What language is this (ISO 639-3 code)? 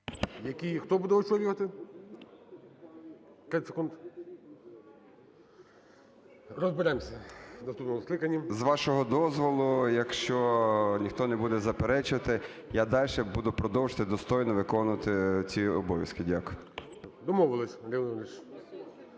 ukr